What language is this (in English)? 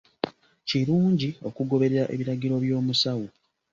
Ganda